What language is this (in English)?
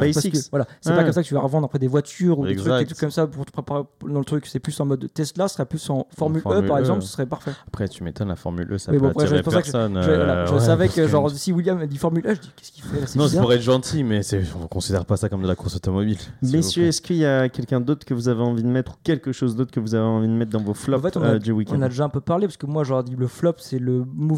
French